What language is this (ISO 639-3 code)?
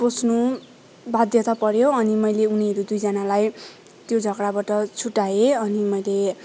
nep